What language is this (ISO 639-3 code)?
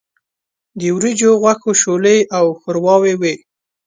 pus